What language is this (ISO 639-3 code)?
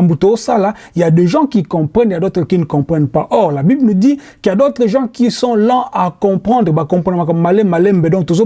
fra